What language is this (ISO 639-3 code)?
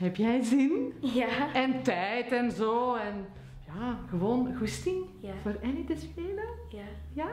nld